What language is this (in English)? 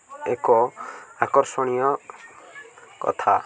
Odia